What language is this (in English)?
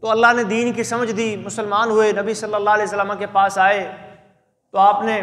Arabic